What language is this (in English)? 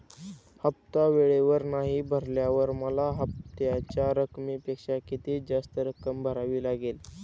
Marathi